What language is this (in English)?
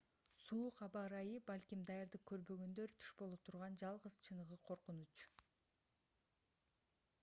Kyrgyz